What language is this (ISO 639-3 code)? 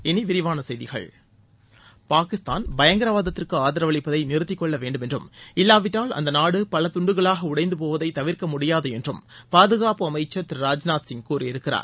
tam